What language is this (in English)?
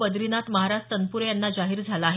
Marathi